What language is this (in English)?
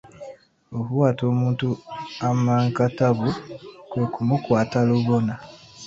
Ganda